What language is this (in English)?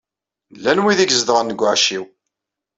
Kabyle